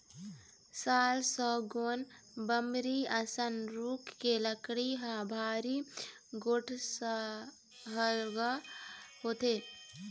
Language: Chhattisgarhi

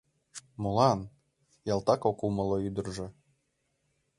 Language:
Mari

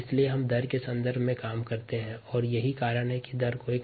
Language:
Hindi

